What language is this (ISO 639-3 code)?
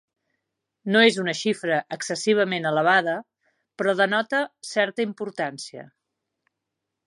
cat